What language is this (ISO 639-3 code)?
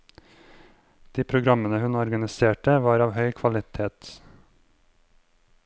nor